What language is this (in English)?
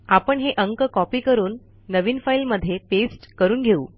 Marathi